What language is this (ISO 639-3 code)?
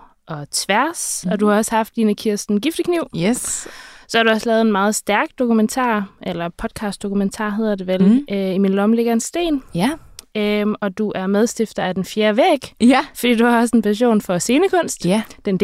dan